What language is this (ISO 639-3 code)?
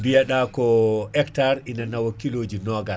ful